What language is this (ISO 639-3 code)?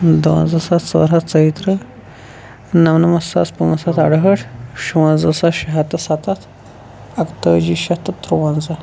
kas